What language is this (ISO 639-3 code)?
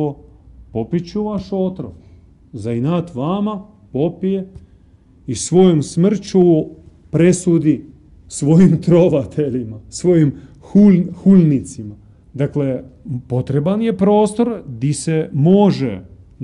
hrv